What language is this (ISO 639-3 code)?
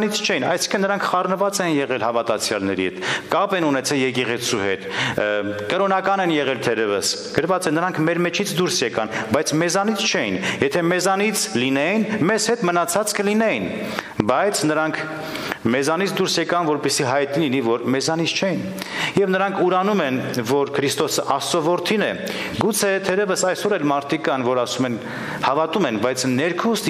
ron